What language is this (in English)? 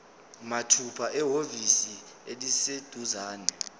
Zulu